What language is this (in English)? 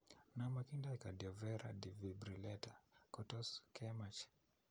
Kalenjin